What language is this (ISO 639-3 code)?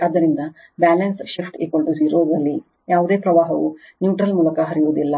kan